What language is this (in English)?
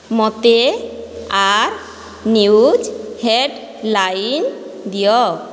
Odia